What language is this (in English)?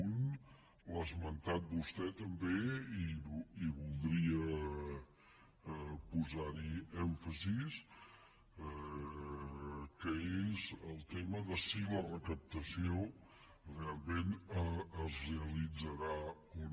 Catalan